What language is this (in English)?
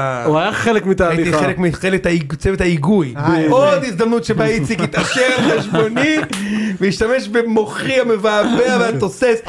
Hebrew